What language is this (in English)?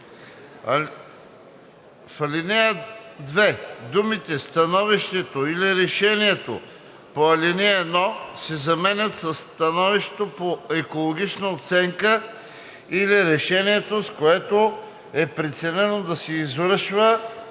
Bulgarian